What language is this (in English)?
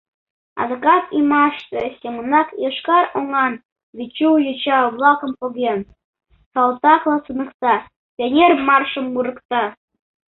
Mari